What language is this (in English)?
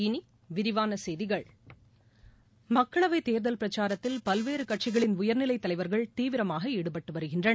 Tamil